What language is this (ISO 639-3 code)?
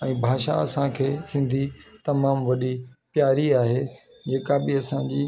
snd